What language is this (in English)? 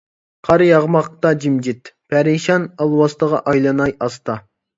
Uyghur